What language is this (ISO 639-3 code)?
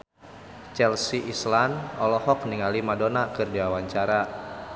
sun